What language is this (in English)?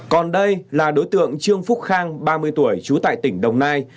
Vietnamese